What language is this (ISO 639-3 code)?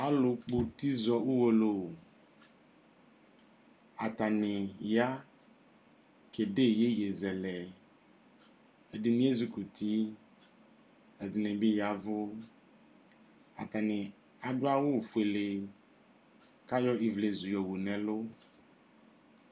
kpo